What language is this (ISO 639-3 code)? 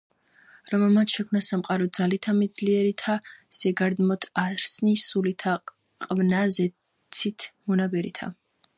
kat